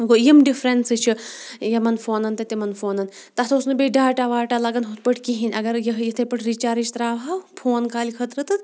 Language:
Kashmiri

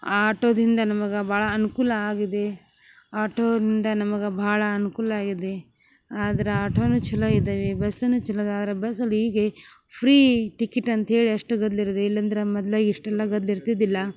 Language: Kannada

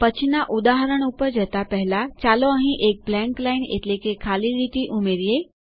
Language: Gujarati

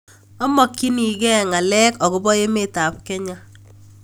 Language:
Kalenjin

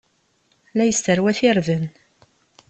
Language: Kabyle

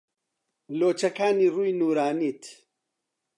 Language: Central Kurdish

